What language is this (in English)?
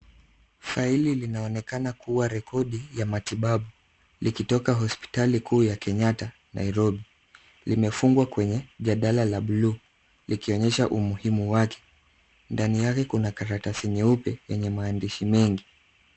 Swahili